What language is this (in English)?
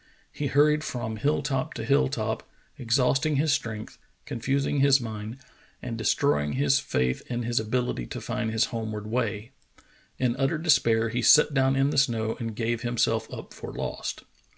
English